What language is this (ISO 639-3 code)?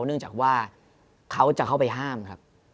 tha